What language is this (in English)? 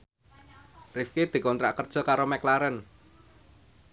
Javanese